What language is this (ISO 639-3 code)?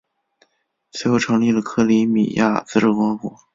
zho